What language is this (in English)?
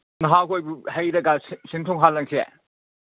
Manipuri